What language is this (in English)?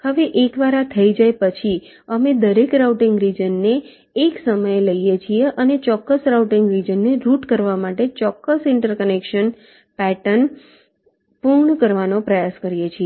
Gujarati